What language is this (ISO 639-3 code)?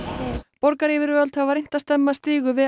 isl